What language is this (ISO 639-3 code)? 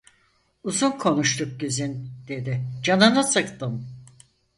tur